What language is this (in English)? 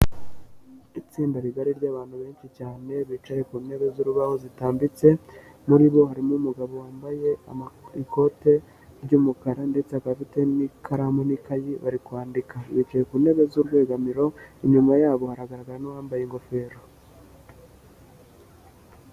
Kinyarwanda